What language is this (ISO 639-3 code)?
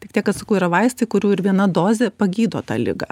lit